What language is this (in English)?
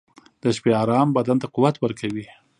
Pashto